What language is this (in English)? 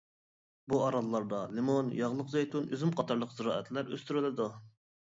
Uyghur